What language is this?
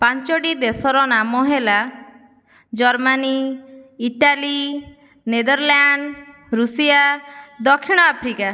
Odia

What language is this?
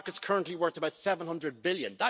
English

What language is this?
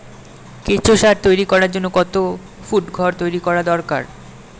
Bangla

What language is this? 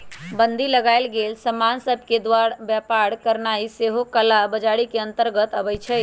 Magahi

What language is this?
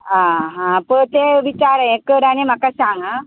Konkani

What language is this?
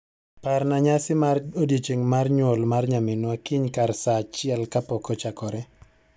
Luo (Kenya and Tanzania)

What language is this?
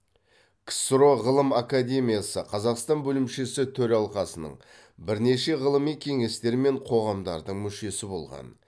Kazakh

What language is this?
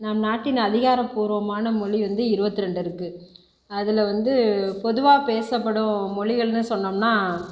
Tamil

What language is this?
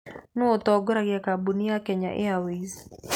Kikuyu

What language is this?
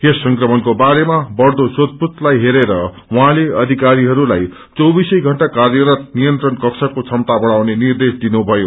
Nepali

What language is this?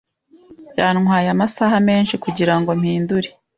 Kinyarwanda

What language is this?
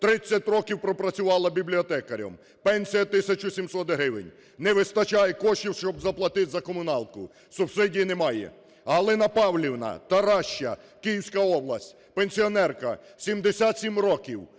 Ukrainian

